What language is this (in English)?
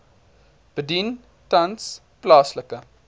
Afrikaans